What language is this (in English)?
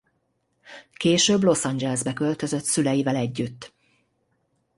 Hungarian